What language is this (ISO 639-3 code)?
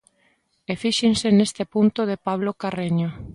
glg